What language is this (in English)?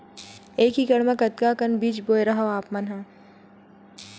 Chhattisgarhi